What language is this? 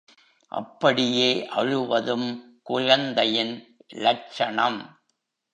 Tamil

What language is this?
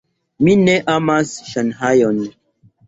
Esperanto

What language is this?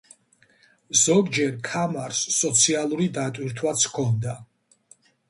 Georgian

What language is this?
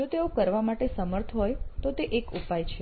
Gujarati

